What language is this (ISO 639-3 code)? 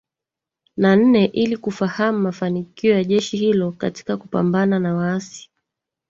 swa